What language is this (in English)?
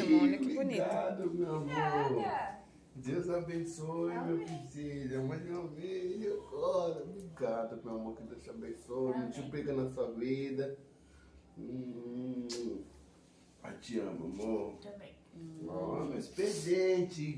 Portuguese